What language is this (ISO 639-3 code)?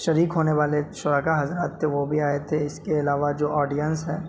urd